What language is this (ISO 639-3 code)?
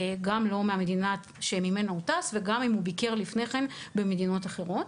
heb